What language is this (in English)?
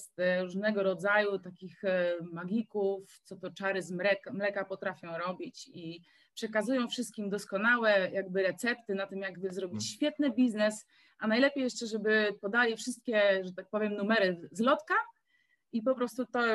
Polish